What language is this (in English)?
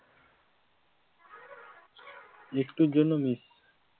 Bangla